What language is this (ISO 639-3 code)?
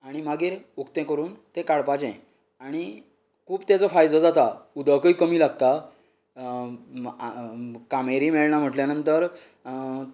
kok